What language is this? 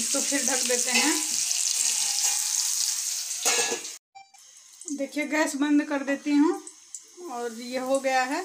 Hindi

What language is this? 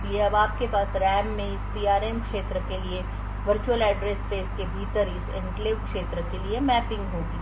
Hindi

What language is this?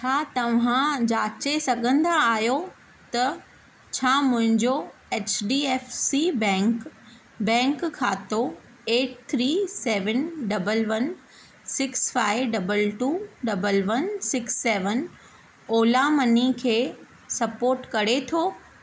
Sindhi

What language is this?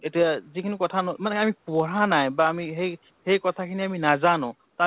Assamese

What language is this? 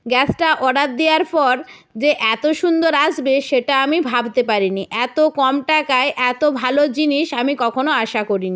Bangla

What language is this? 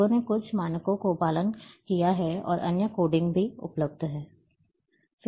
Hindi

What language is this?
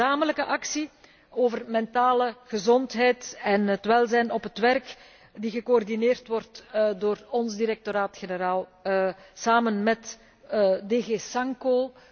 Dutch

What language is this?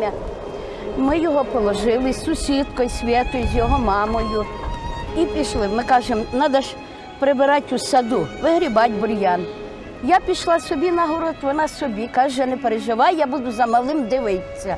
Ukrainian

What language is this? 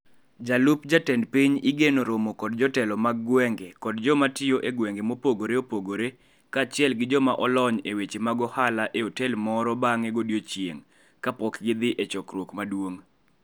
Luo (Kenya and Tanzania)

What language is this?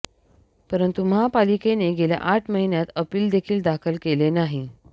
Marathi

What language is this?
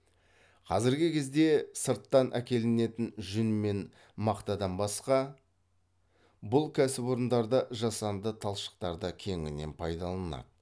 Kazakh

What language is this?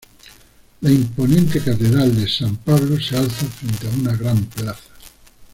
Spanish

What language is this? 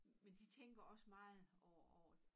Danish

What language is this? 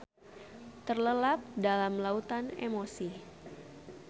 Sundanese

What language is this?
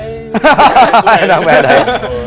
Vietnamese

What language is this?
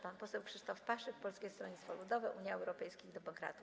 Polish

